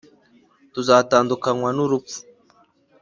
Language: Kinyarwanda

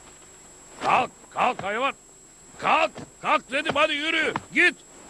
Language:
Turkish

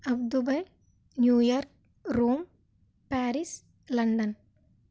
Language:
Telugu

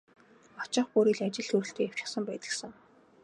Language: Mongolian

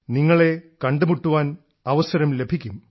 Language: Malayalam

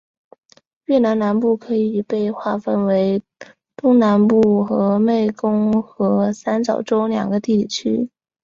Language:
Chinese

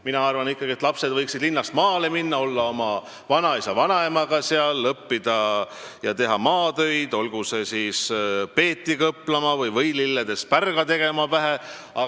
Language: Estonian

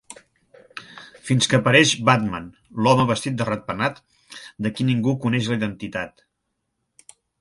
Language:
Catalan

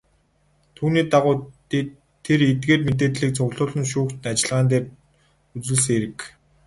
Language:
Mongolian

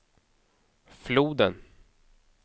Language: Swedish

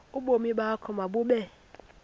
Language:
Xhosa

